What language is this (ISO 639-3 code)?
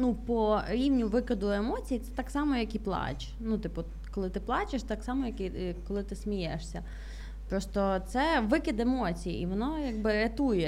ukr